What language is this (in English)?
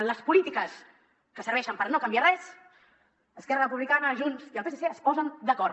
Catalan